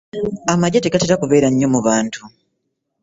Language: Ganda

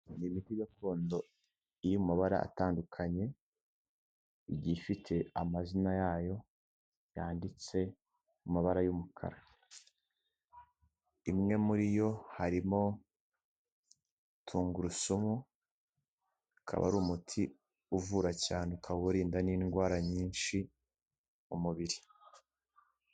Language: Kinyarwanda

